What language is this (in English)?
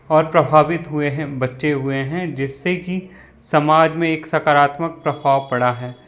Hindi